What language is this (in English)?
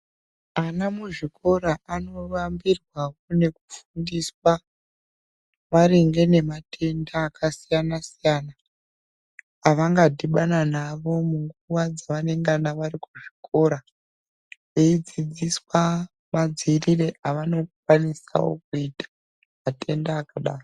Ndau